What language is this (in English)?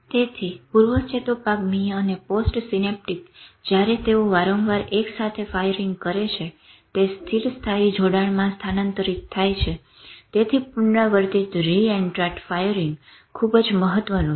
Gujarati